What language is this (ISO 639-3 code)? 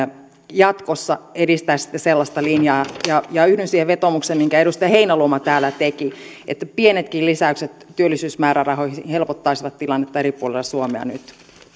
fin